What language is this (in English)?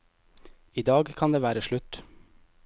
Norwegian